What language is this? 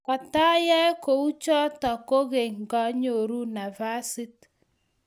Kalenjin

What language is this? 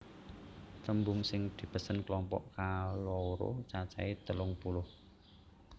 Javanese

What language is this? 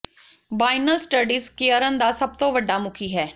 Punjabi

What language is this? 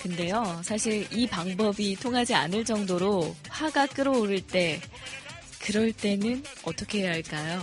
Korean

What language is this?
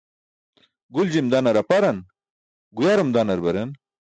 Burushaski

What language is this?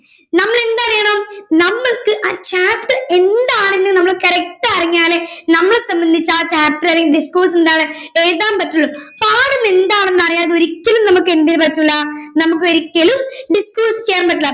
Malayalam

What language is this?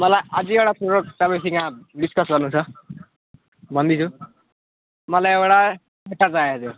Nepali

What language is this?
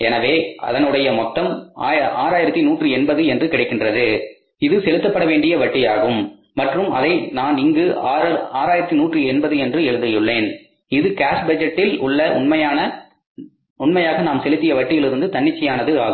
Tamil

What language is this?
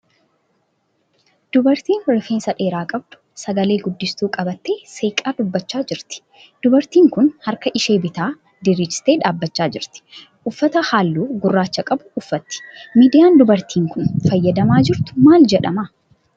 Oromo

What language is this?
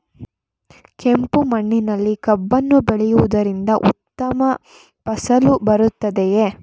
Kannada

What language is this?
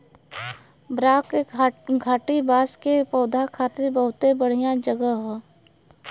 Bhojpuri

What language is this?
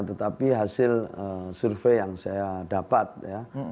Indonesian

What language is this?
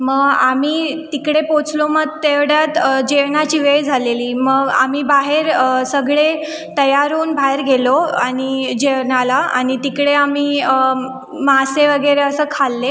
Marathi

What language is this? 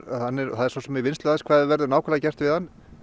Icelandic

